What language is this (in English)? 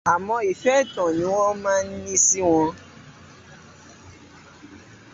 Yoruba